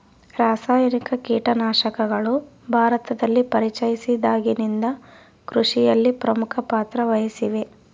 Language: Kannada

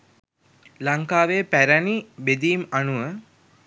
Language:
Sinhala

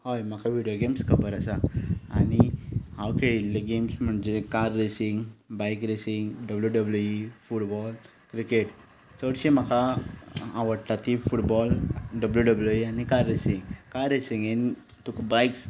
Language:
Konkani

